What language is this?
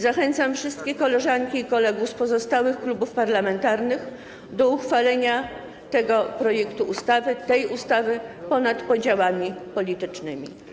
Polish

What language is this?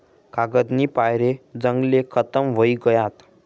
Marathi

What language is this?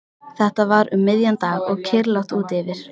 Icelandic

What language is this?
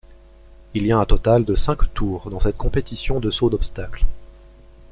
French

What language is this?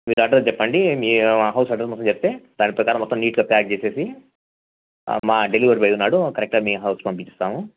Telugu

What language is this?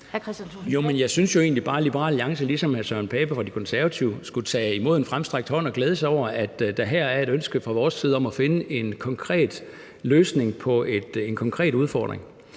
Danish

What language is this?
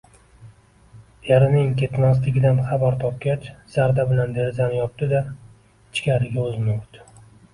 Uzbek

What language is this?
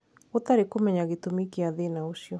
Kikuyu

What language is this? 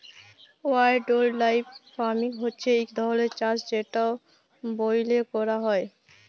Bangla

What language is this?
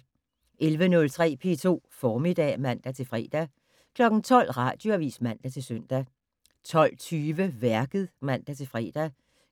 Danish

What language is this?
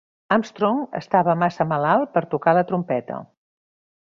Catalan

